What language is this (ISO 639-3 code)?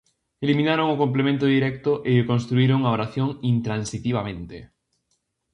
glg